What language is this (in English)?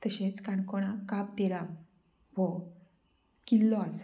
Konkani